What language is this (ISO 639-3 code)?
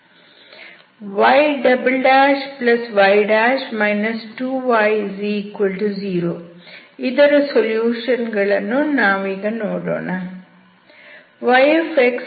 kan